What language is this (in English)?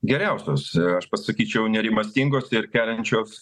Lithuanian